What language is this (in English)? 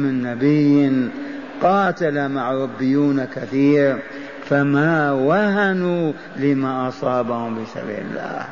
Arabic